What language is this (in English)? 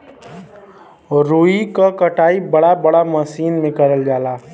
Bhojpuri